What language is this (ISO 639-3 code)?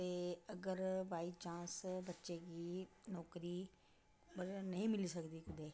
doi